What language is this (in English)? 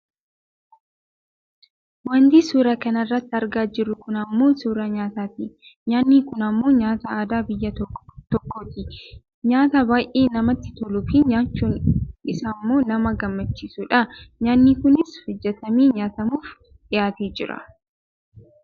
Oromo